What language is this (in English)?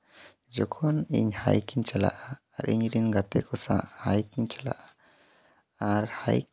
Santali